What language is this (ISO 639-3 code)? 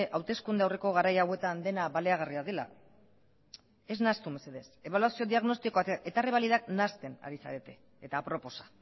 eus